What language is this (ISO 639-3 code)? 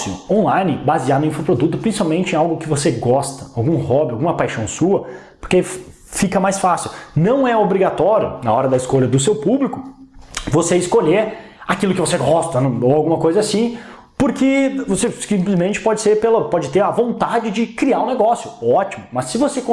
por